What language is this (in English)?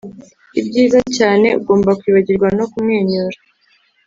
Kinyarwanda